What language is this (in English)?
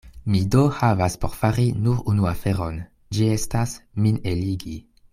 Esperanto